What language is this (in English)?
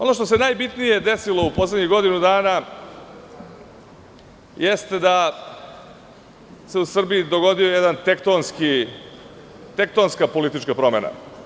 Serbian